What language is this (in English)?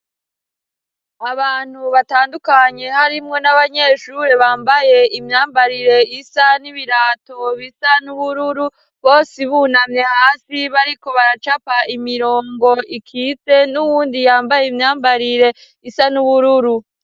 Rundi